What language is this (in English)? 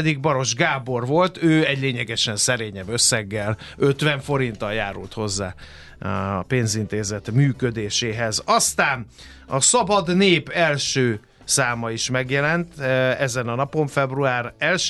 Hungarian